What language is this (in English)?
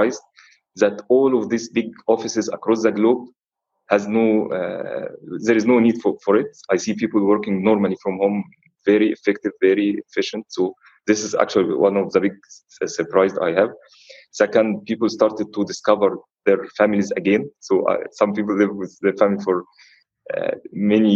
English